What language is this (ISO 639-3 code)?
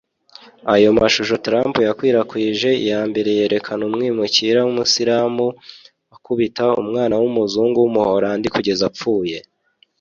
kin